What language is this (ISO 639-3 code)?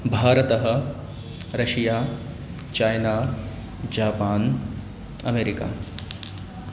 san